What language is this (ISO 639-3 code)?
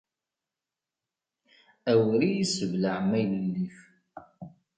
kab